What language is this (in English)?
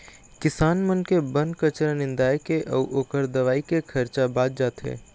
Chhattisgarhi